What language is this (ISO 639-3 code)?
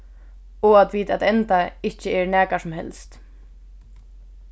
fao